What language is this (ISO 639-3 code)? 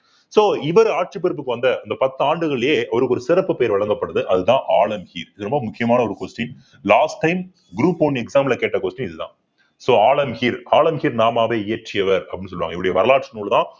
tam